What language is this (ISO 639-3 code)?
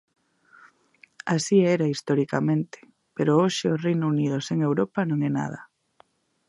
glg